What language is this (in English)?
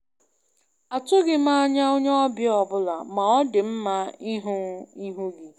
Igbo